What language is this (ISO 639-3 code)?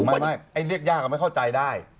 tha